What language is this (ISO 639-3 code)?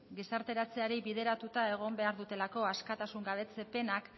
eus